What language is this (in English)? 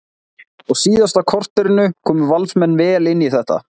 Icelandic